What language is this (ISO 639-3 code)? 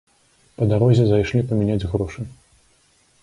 bel